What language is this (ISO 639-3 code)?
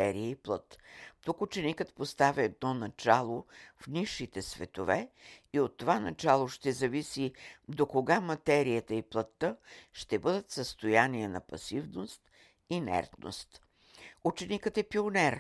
bul